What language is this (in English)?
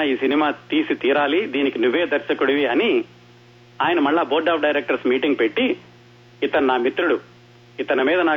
Telugu